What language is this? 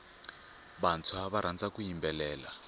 Tsonga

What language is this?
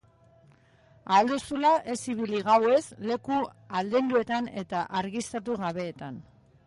Basque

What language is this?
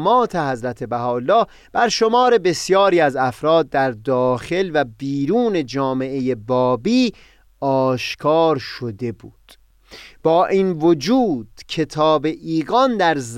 Persian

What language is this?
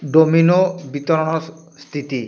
Odia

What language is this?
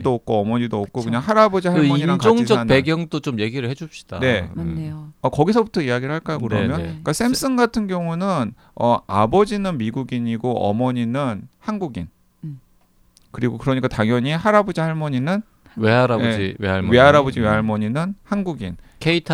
Korean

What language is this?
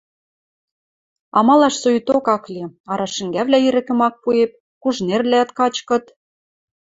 Western Mari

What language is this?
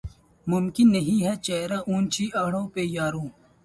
Urdu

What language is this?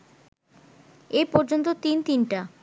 Bangla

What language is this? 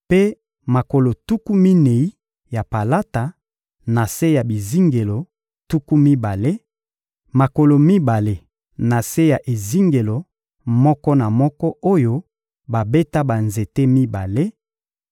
Lingala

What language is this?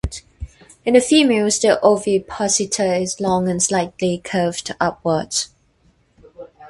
English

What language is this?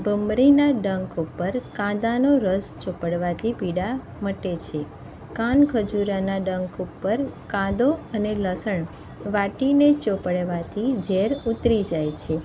Gujarati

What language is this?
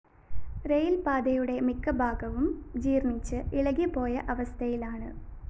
Malayalam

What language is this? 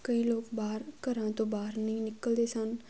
Punjabi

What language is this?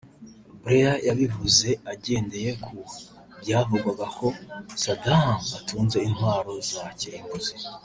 Kinyarwanda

